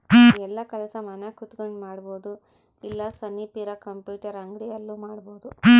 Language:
Kannada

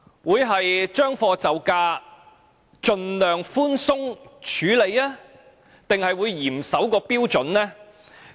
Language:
Cantonese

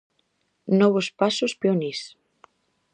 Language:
Galician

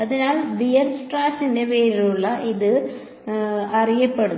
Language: Malayalam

